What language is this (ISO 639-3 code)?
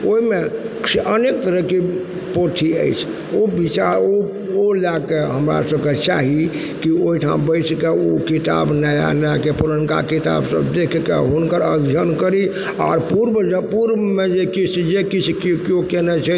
mai